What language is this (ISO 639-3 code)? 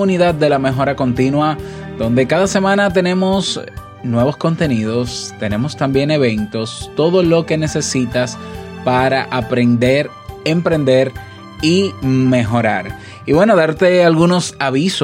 spa